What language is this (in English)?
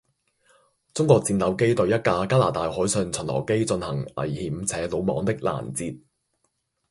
Cantonese